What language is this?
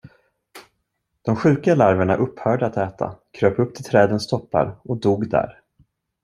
Swedish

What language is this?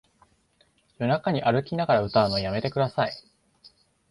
Japanese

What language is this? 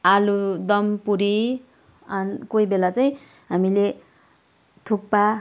Nepali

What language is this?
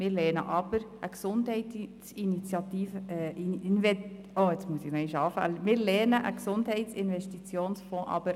Swiss German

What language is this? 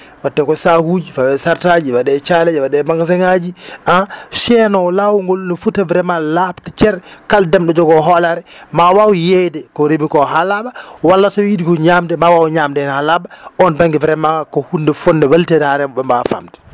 Fula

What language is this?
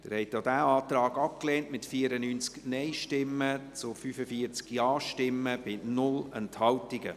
Swiss German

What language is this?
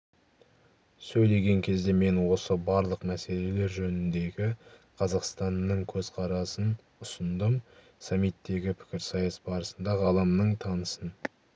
Kazakh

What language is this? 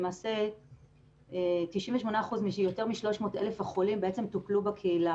Hebrew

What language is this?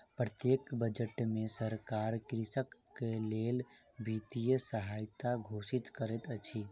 Maithili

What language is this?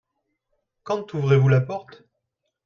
French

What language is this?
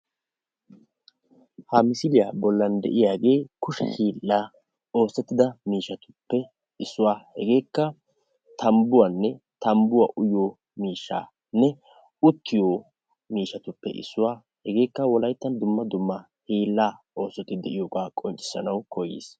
Wolaytta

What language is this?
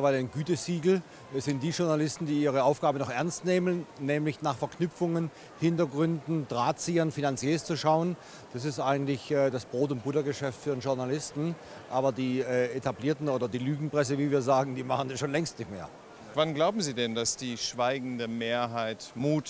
German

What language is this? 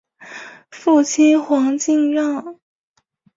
Chinese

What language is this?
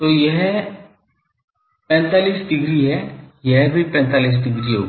Hindi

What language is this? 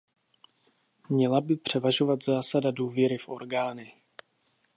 Czech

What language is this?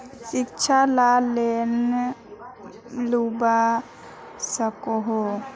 Magahi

